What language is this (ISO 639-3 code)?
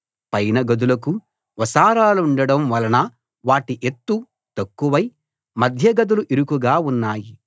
tel